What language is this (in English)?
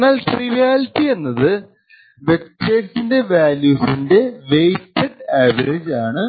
Malayalam